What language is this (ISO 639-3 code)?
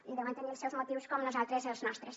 cat